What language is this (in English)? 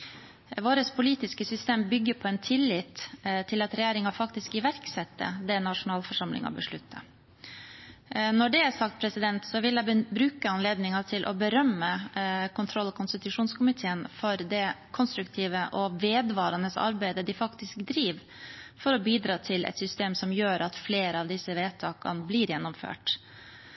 Norwegian Bokmål